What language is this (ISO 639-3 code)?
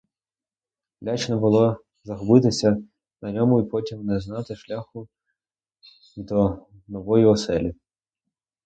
ukr